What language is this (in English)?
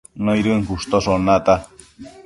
Matsés